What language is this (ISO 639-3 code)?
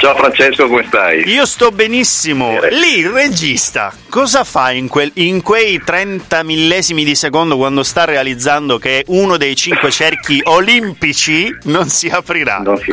ita